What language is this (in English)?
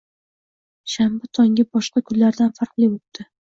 Uzbek